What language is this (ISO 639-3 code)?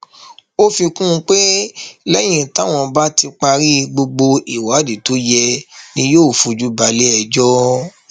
yor